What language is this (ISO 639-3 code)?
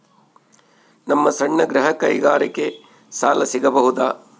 kan